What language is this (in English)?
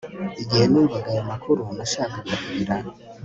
Kinyarwanda